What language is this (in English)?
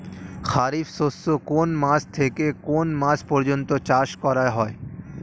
Bangla